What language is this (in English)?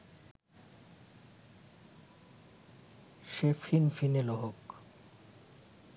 Bangla